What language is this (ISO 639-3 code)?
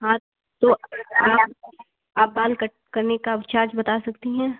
hin